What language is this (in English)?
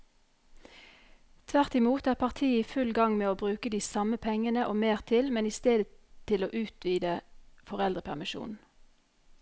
Norwegian